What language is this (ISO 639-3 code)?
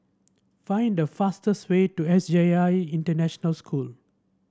eng